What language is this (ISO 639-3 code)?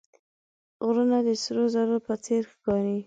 pus